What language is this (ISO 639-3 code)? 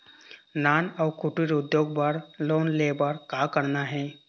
hne